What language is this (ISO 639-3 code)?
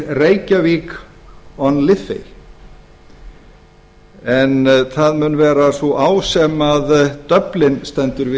isl